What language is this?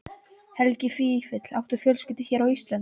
Icelandic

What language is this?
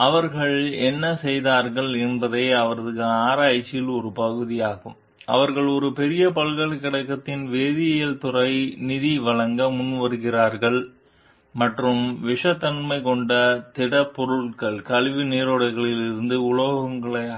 Tamil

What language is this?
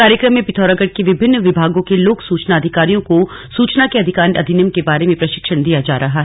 Hindi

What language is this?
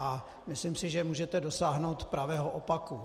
Czech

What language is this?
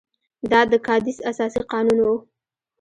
Pashto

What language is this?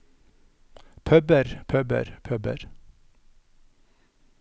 Norwegian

